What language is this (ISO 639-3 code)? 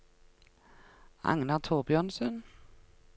nor